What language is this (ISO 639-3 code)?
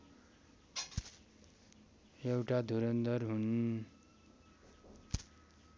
nep